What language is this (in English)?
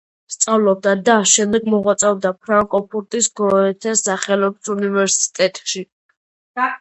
Georgian